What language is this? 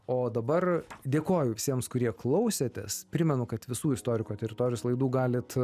Lithuanian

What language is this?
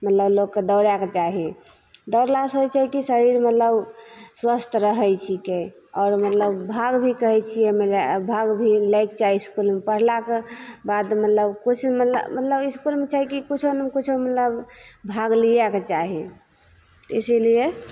Maithili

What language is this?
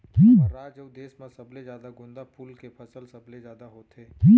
Chhattisgarhi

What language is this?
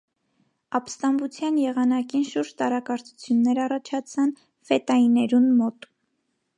Armenian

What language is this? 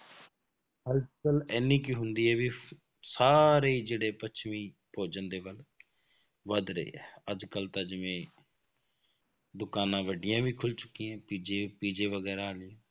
Punjabi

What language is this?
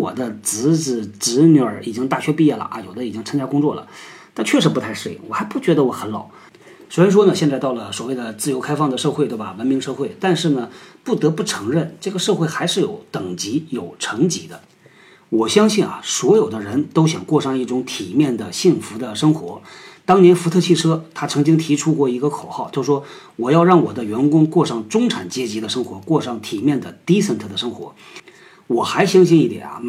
Chinese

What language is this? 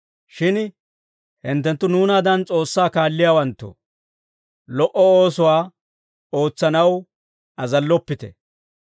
Dawro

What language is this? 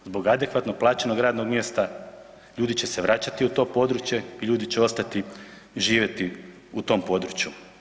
Croatian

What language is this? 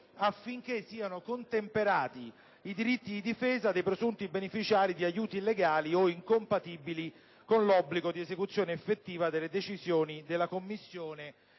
Italian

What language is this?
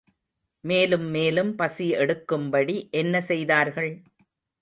Tamil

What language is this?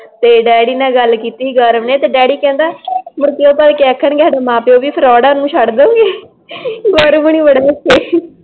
Punjabi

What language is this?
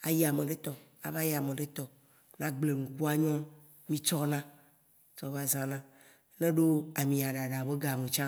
Waci Gbe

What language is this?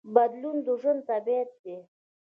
Pashto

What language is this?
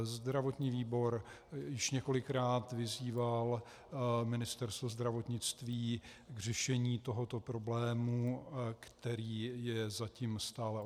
Czech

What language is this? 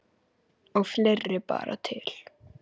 Icelandic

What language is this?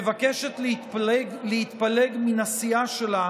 Hebrew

